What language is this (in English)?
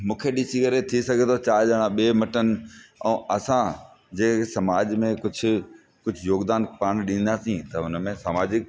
Sindhi